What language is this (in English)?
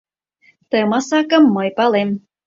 Mari